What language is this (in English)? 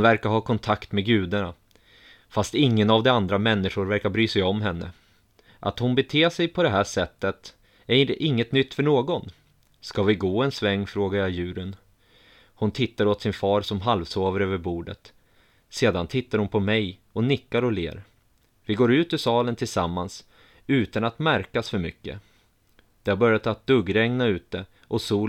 Swedish